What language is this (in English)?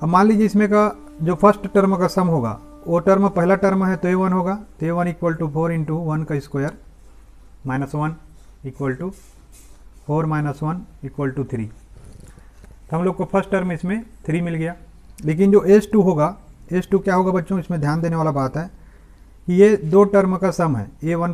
Hindi